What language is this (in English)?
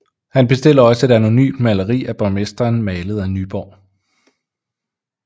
Danish